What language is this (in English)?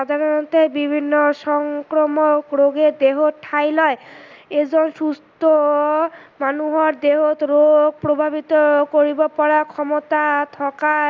Assamese